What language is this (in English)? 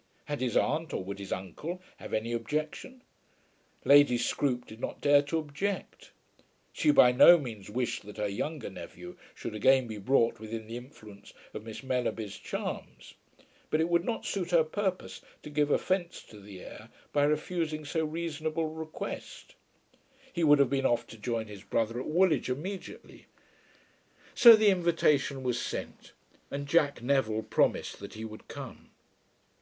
English